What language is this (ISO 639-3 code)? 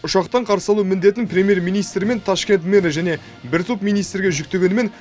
kaz